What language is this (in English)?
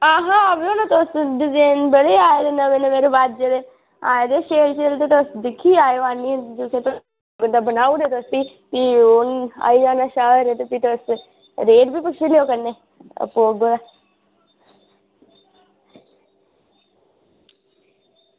Dogri